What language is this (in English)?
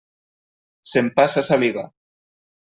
Catalan